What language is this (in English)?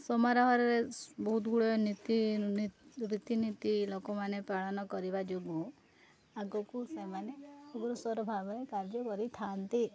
Odia